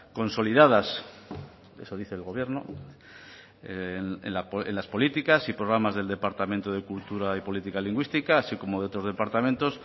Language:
Spanish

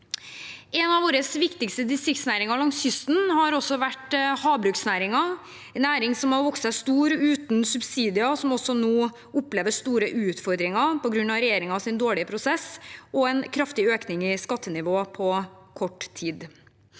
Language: Norwegian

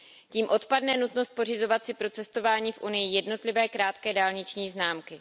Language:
Czech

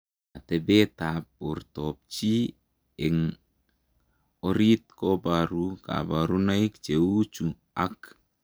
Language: Kalenjin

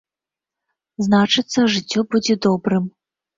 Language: Belarusian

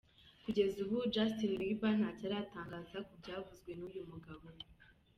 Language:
Kinyarwanda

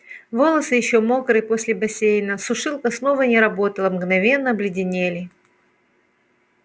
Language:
Russian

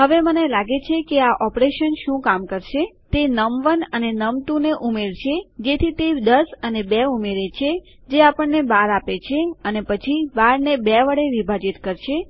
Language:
Gujarati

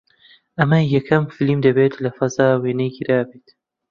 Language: Central Kurdish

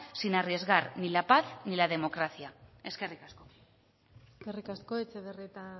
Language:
Basque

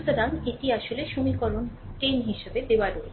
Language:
Bangla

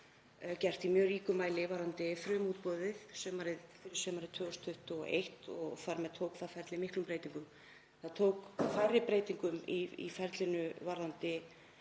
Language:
Icelandic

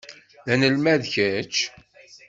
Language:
Kabyle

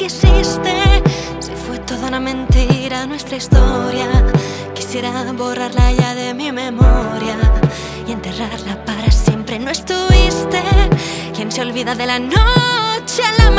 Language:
Spanish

